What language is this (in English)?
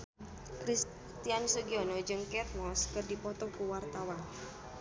Sundanese